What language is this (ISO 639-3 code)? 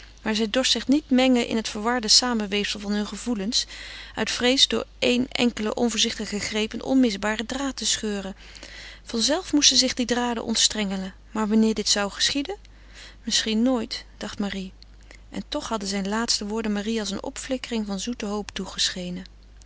nld